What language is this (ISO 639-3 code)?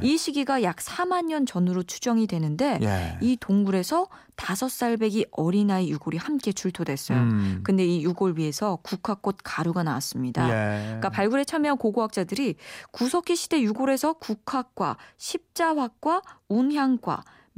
kor